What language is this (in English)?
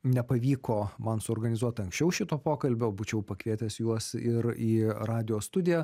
Lithuanian